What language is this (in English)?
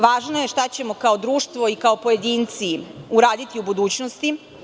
Serbian